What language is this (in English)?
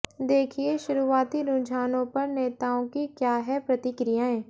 Hindi